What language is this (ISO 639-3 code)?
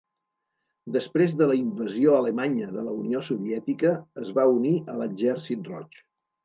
cat